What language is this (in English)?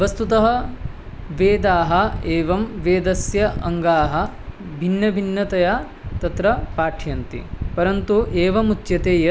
Sanskrit